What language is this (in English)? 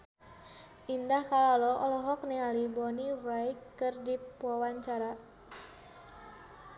Sundanese